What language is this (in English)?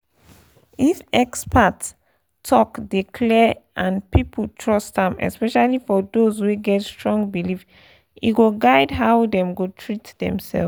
Nigerian Pidgin